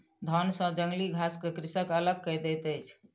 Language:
Maithili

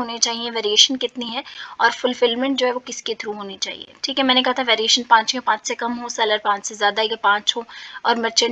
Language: Urdu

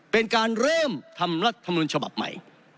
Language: Thai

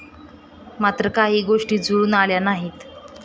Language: Marathi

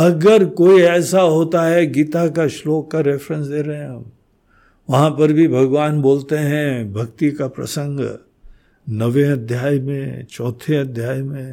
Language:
Hindi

